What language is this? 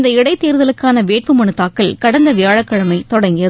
Tamil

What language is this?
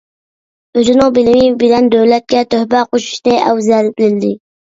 Uyghur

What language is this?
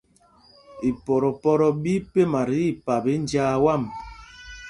Mpumpong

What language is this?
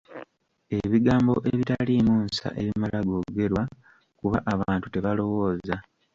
Ganda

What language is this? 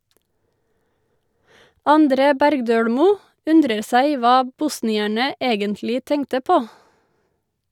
Norwegian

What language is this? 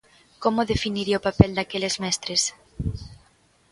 Galician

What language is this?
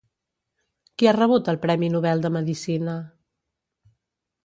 Catalan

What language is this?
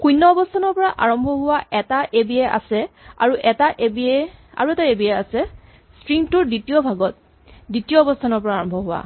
Assamese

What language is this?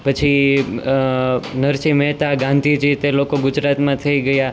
Gujarati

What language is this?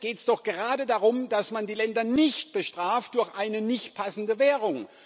German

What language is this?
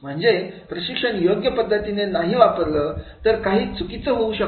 Marathi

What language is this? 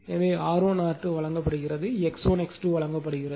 Tamil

